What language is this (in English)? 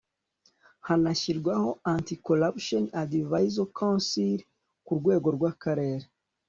Kinyarwanda